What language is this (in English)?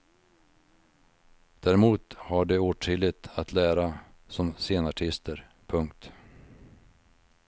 Swedish